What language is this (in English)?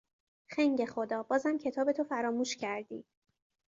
Persian